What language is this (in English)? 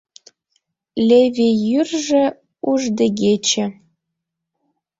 Mari